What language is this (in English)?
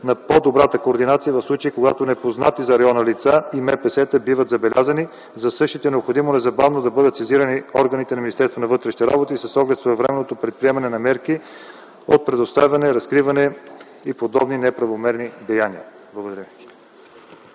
Bulgarian